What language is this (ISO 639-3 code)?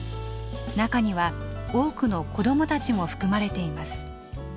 jpn